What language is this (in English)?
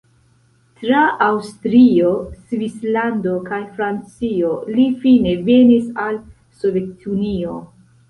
Esperanto